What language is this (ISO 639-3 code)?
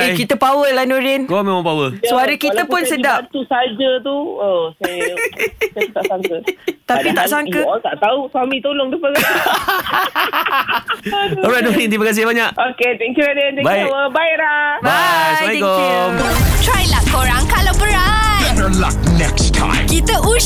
msa